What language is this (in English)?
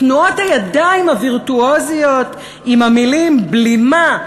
Hebrew